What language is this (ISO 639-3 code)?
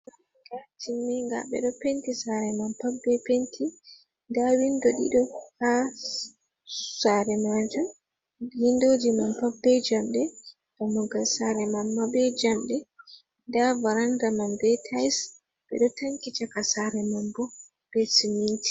ful